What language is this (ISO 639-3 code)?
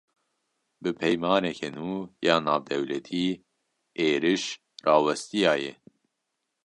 kur